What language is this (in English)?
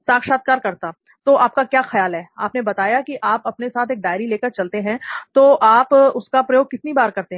Hindi